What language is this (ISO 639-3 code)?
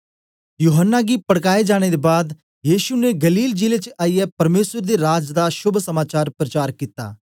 doi